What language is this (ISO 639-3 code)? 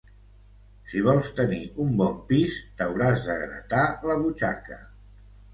cat